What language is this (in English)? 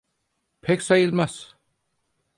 Turkish